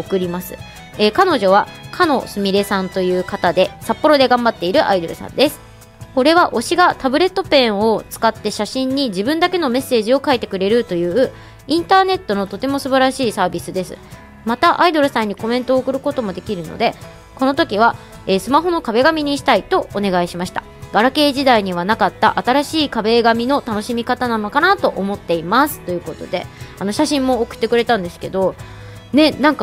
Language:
Japanese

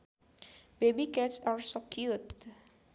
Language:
Sundanese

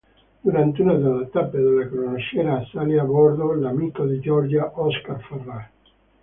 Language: Italian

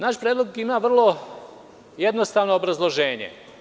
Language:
Serbian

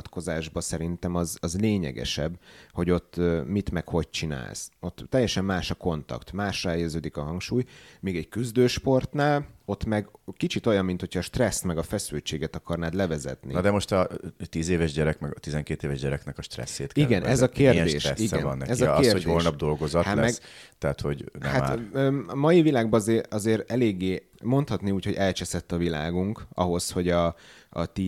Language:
Hungarian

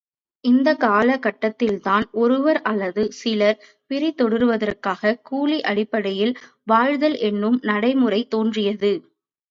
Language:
Tamil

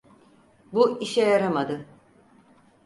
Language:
Turkish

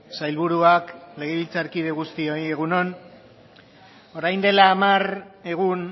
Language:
Basque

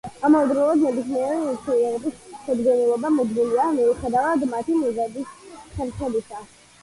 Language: Georgian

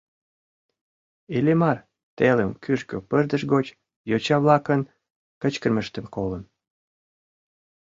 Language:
Mari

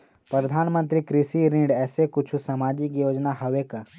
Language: Chhattisgarhi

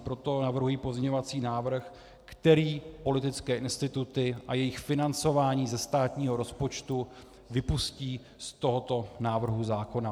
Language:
Czech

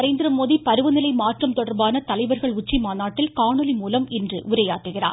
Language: Tamil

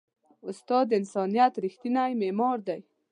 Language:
Pashto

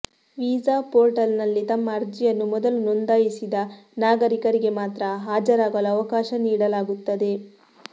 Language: Kannada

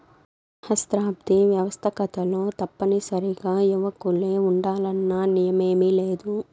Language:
Telugu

